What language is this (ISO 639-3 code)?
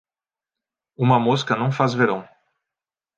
por